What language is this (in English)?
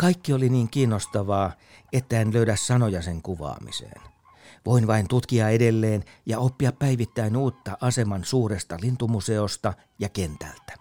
Finnish